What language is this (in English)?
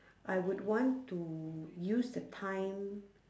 English